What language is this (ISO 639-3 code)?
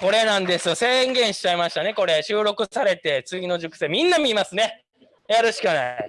jpn